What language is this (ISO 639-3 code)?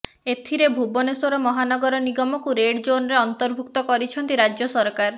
ori